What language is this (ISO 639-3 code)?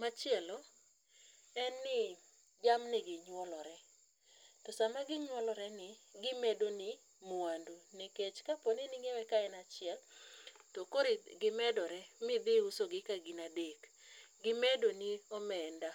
luo